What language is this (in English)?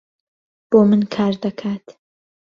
Central Kurdish